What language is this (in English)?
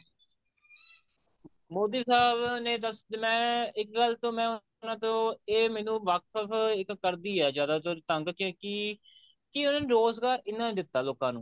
Punjabi